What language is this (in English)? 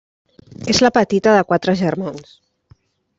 Catalan